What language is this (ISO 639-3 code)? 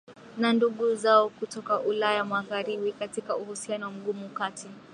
swa